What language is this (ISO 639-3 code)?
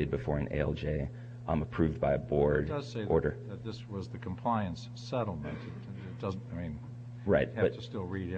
eng